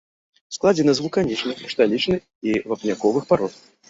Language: Belarusian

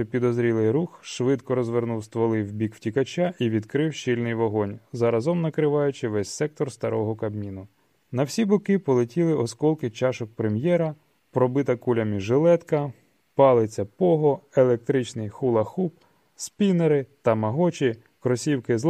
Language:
Ukrainian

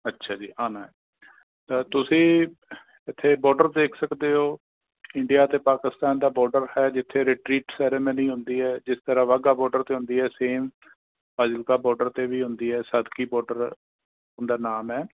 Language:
Punjabi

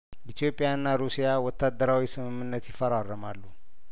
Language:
Amharic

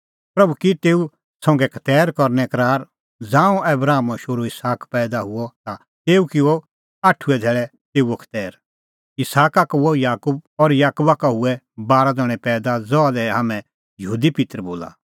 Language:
Kullu Pahari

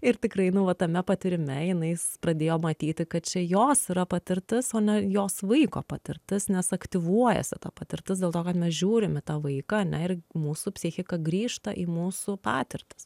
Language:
Lithuanian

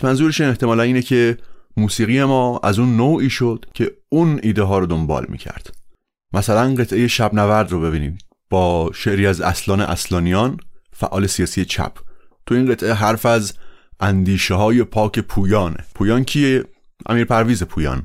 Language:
Persian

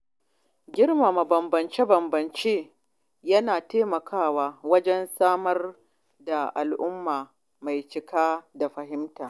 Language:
Hausa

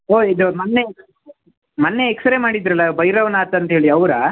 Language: Kannada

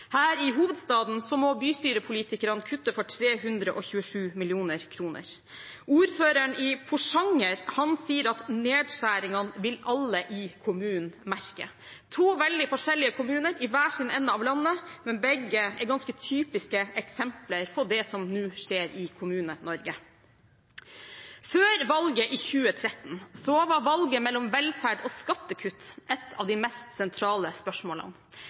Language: Norwegian Bokmål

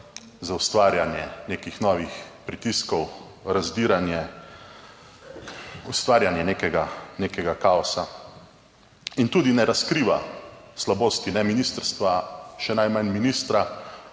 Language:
Slovenian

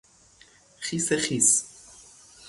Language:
Persian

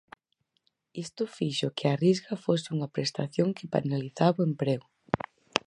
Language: Galician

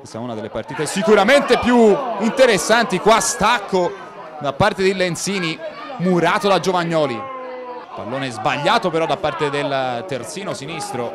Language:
Italian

